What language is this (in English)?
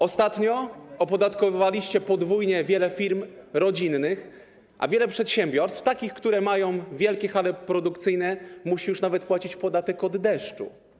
Polish